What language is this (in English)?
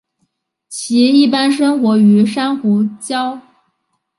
Chinese